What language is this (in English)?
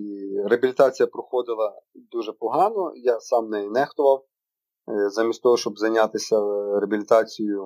Ukrainian